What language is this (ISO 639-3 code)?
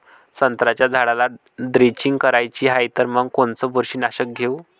mar